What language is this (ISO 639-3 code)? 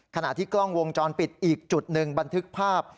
tha